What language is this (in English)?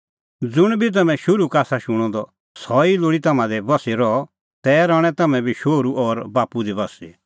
Kullu Pahari